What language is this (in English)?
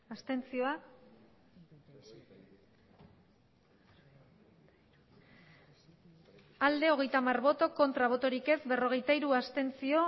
Basque